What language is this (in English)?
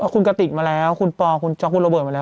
Thai